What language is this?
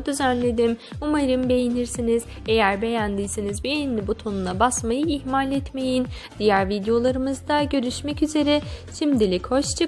Turkish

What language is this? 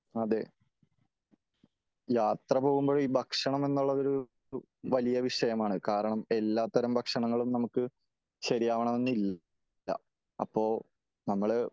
Malayalam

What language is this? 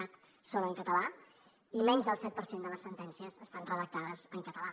Catalan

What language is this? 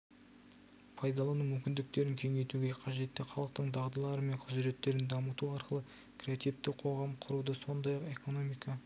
Kazakh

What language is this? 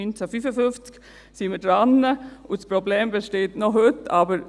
Swiss German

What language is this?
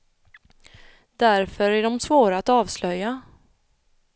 Swedish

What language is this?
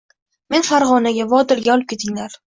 Uzbek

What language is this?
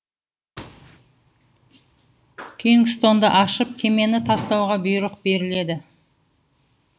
Kazakh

